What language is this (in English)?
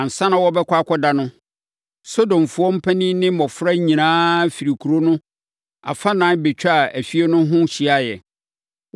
Akan